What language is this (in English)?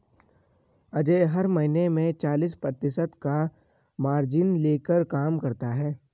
Hindi